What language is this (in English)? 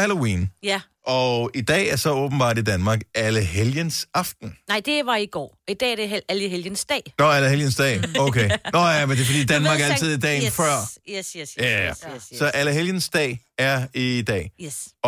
Danish